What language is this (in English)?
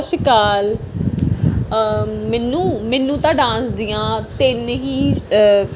Punjabi